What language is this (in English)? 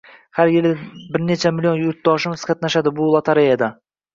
Uzbek